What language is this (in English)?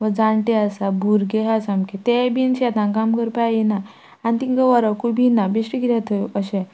Konkani